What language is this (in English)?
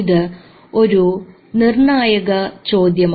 Malayalam